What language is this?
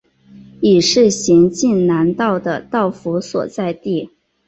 Chinese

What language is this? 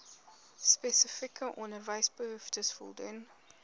Afrikaans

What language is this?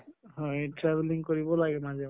Assamese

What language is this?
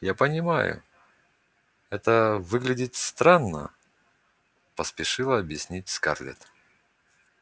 Russian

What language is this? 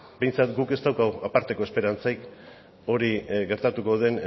Basque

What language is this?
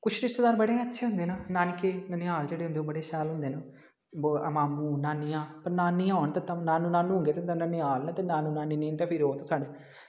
Dogri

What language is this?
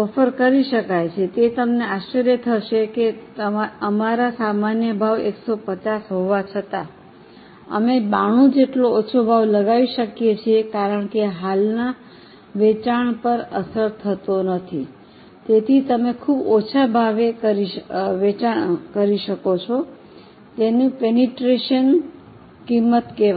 Gujarati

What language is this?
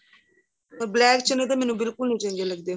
Punjabi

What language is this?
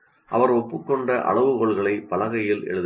Tamil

